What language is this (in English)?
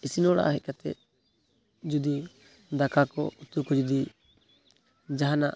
Santali